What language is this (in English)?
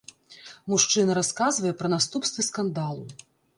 Belarusian